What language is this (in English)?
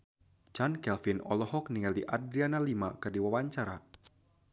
Sundanese